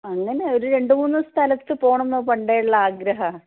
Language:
Malayalam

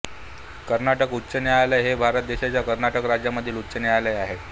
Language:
Marathi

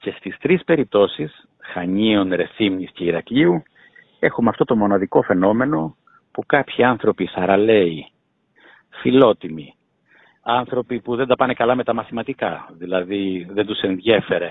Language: Greek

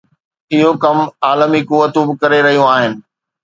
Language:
Sindhi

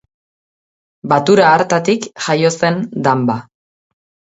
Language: Basque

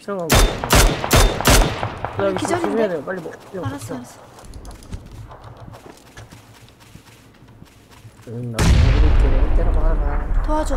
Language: Korean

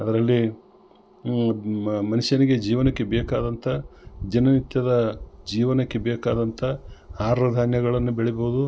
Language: Kannada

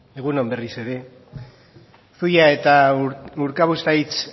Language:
Basque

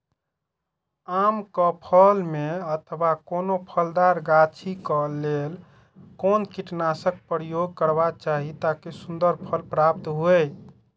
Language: Maithili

